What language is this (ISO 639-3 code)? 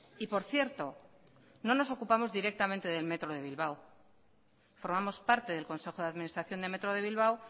spa